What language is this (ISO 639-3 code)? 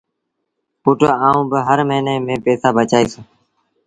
sbn